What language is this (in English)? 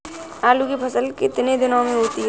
Hindi